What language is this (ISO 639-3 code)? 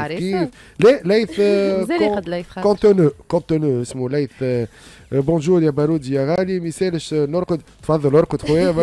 ara